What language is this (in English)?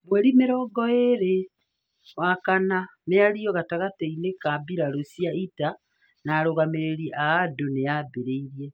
Kikuyu